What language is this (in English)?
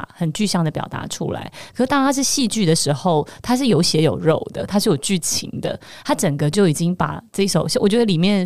Chinese